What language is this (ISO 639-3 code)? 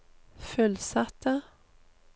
nor